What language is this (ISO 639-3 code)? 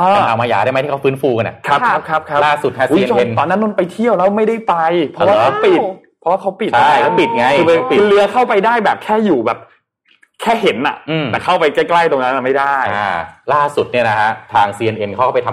tha